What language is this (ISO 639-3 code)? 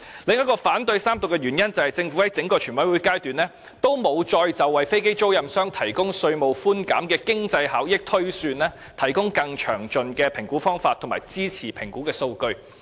yue